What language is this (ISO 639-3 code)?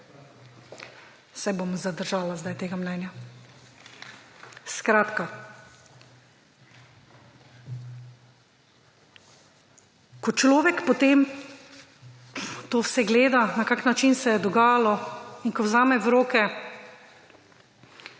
slv